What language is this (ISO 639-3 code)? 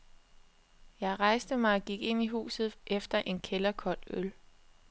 dan